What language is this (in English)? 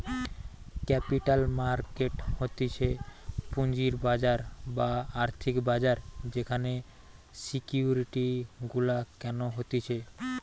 Bangla